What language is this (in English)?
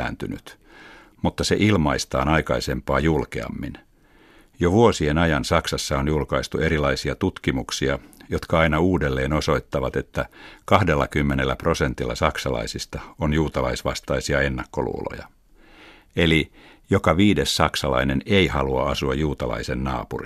Finnish